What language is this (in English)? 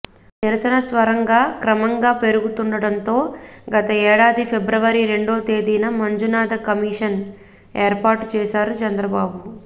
Telugu